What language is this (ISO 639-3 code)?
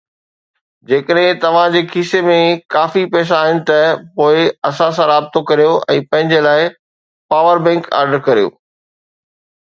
snd